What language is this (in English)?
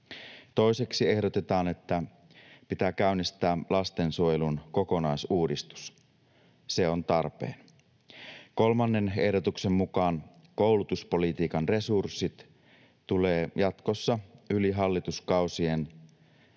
Finnish